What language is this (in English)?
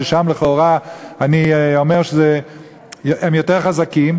Hebrew